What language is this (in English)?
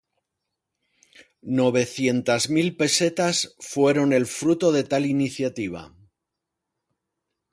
Spanish